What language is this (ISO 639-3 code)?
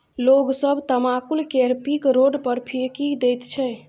mai